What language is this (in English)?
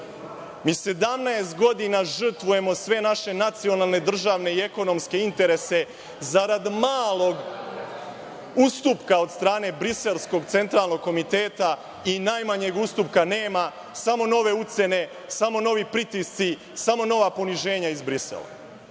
Serbian